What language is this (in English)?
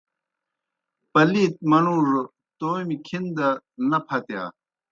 Kohistani Shina